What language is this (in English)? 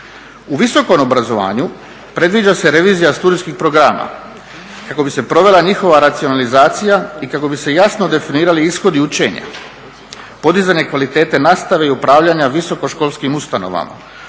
Croatian